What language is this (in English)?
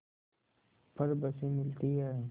Hindi